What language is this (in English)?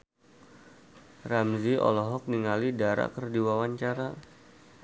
Sundanese